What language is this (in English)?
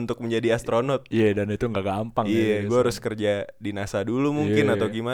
Indonesian